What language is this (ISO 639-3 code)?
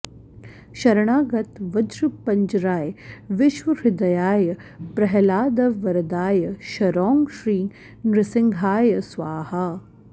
san